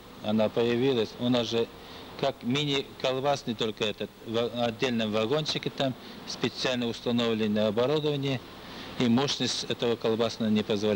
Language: Russian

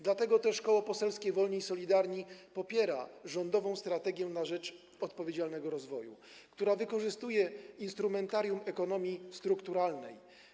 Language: Polish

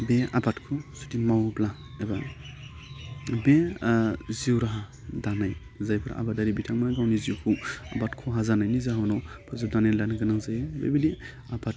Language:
Bodo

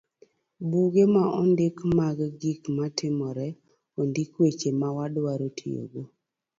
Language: Luo (Kenya and Tanzania)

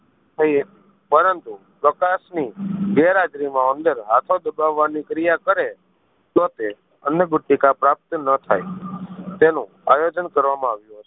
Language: Gujarati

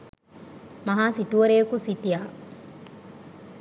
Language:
Sinhala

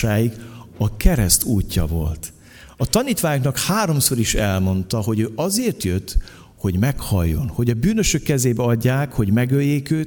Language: Hungarian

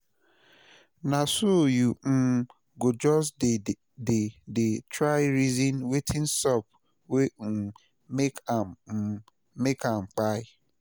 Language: Nigerian Pidgin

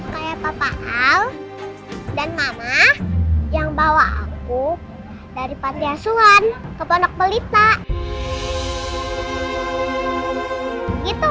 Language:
Indonesian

